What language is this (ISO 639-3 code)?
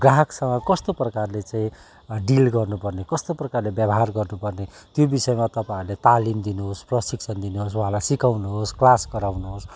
nep